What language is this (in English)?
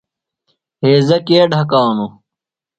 Phalura